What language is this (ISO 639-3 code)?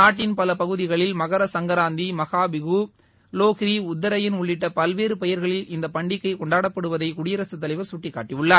tam